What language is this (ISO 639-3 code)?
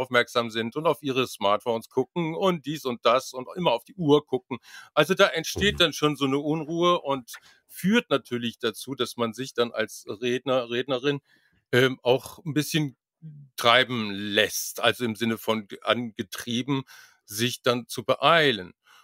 deu